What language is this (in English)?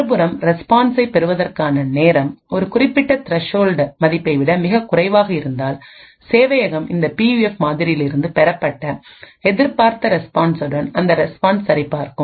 Tamil